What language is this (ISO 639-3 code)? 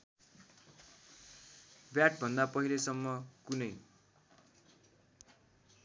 nep